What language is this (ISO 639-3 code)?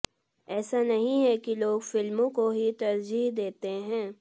hin